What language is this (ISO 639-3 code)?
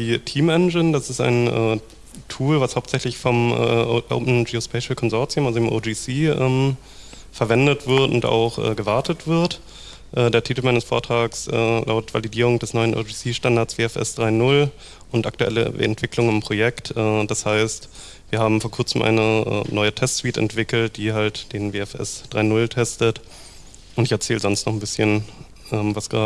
deu